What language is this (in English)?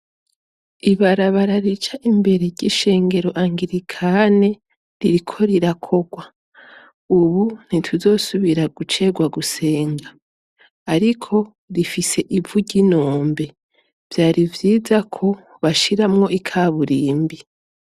Rundi